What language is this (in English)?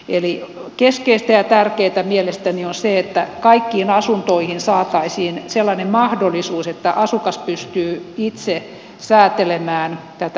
Finnish